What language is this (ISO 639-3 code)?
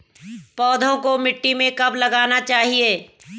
hin